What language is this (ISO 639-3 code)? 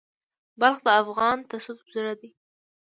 pus